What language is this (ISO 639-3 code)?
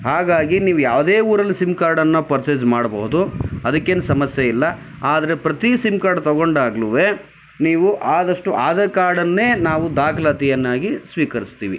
kan